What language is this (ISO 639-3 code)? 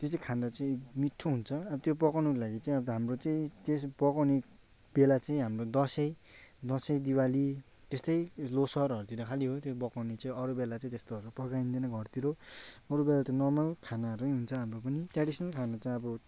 nep